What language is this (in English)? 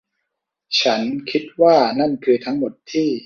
Thai